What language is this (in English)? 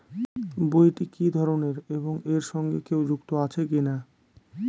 Bangla